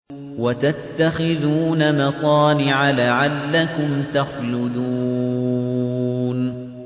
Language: Arabic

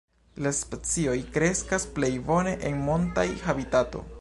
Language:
Esperanto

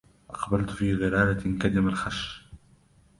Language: Arabic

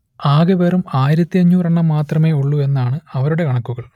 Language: Malayalam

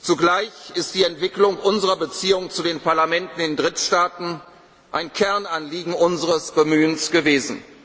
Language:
German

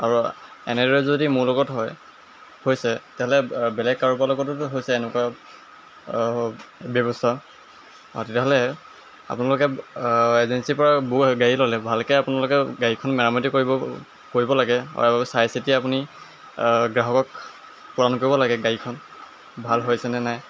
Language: Assamese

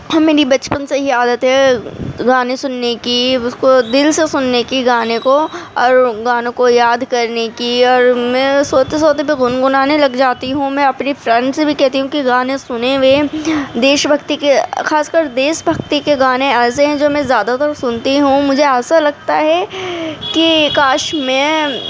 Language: Urdu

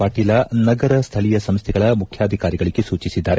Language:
Kannada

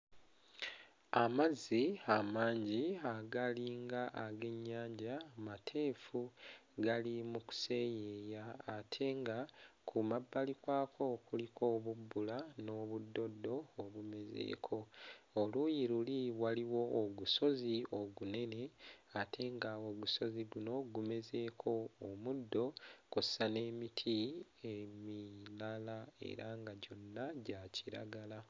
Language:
Ganda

